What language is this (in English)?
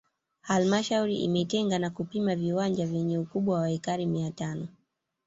Swahili